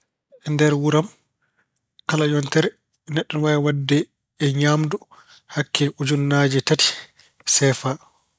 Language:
Fula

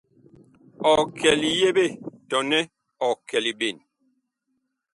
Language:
Bakoko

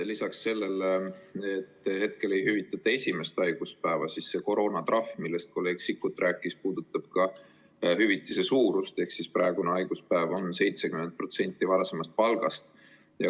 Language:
Estonian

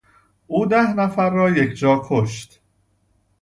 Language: Persian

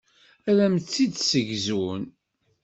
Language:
Kabyle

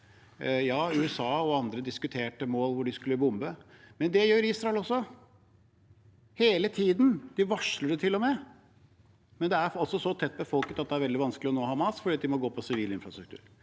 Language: Norwegian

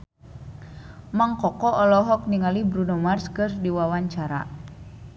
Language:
Sundanese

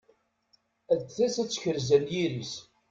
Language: Kabyle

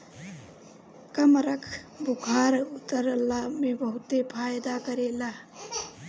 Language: Bhojpuri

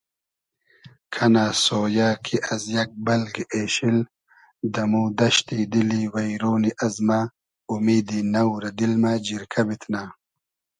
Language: Hazaragi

